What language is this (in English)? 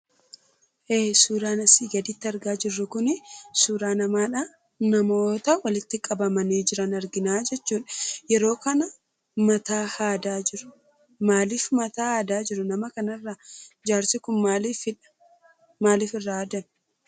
Oromo